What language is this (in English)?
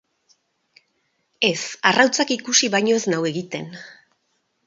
Basque